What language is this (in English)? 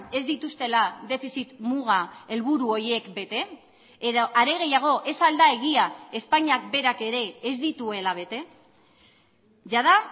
Basque